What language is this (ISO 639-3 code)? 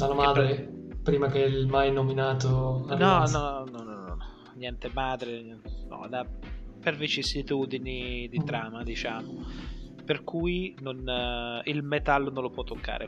ita